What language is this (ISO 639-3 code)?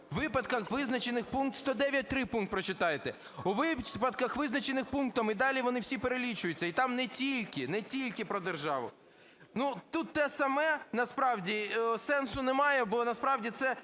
ukr